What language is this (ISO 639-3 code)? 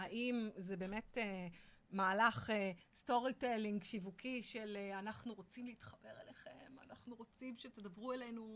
heb